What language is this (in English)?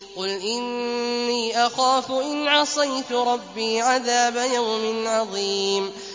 Arabic